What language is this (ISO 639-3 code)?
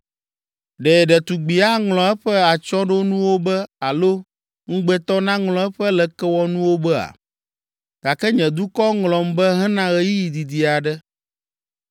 ewe